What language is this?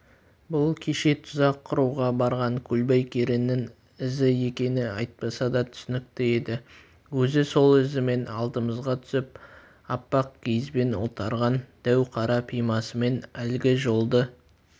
Kazakh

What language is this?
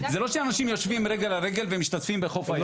Hebrew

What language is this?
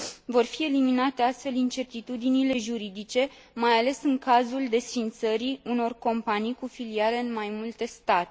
Romanian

